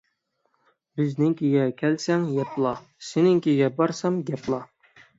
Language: Uyghur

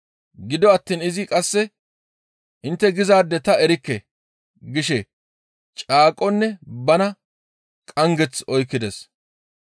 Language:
Gamo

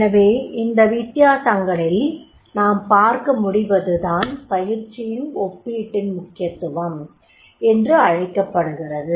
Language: Tamil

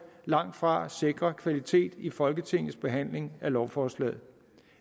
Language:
Danish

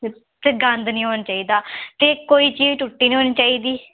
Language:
Dogri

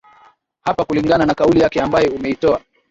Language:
Swahili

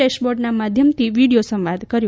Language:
Gujarati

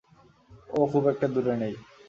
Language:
Bangla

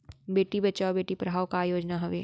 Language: Chhattisgarhi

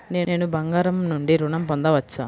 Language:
Telugu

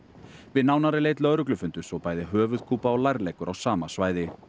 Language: Icelandic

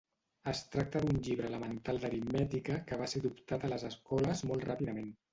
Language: Catalan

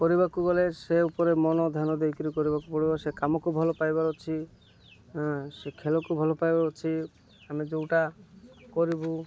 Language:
Odia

